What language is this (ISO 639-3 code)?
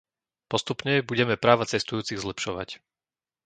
slk